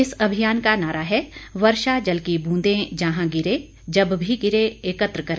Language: Hindi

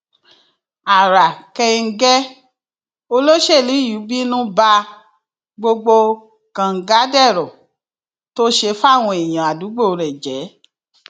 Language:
Yoruba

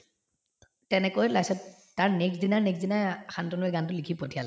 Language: Assamese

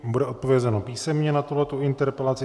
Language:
Czech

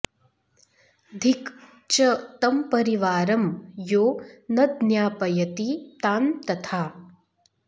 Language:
Sanskrit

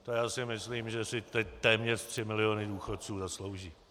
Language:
Czech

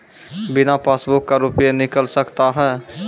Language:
Maithili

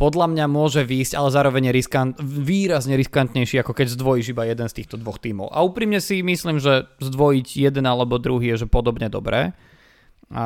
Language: Slovak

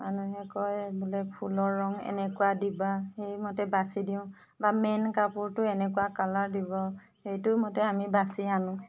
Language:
Assamese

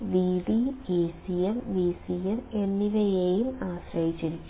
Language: Malayalam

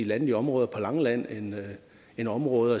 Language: Danish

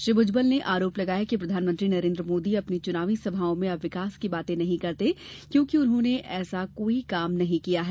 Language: Hindi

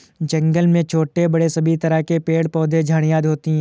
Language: Hindi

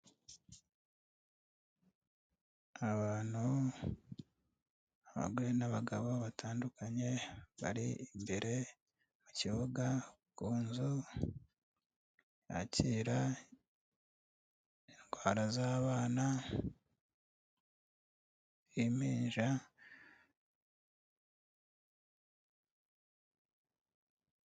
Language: Kinyarwanda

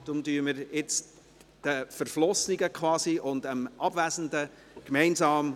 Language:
Swiss German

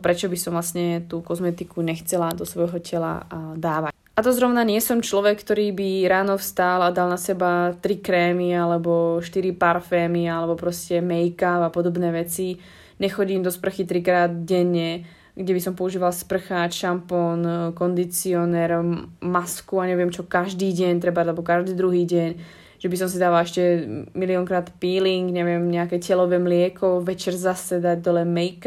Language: Slovak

